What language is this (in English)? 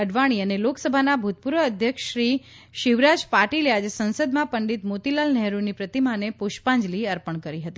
Gujarati